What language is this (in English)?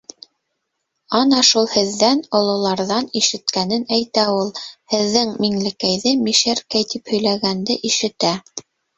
Bashkir